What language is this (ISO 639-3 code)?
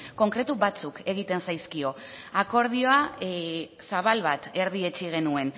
eus